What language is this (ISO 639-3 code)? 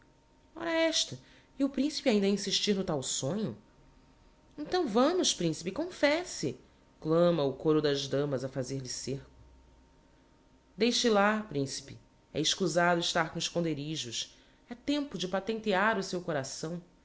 por